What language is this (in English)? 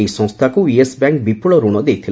Odia